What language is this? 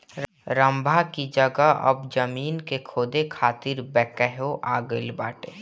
Bhojpuri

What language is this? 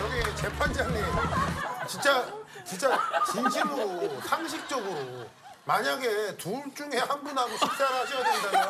Korean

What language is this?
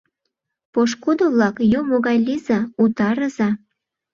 Mari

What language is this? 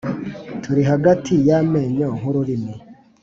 Kinyarwanda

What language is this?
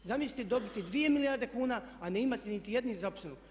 Croatian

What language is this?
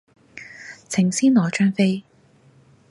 Cantonese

